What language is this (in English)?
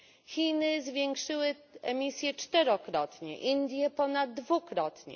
Polish